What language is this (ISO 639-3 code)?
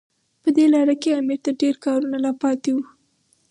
pus